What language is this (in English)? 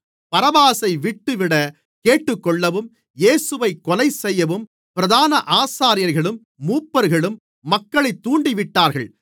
Tamil